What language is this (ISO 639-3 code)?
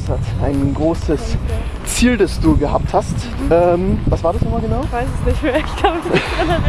deu